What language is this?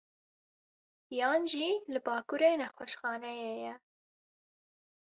Kurdish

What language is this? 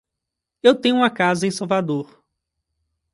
Portuguese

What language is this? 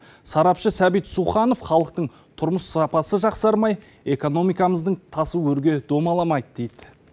Kazakh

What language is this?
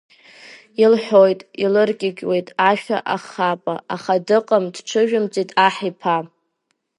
Abkhazian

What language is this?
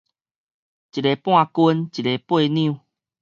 Min Nan Chinese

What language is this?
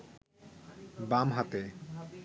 Bangla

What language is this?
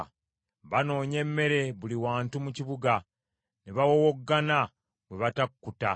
Ganda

